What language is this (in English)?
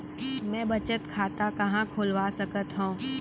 Chhattisgarhi